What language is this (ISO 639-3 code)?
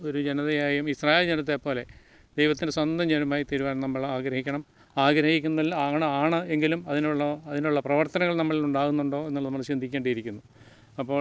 mal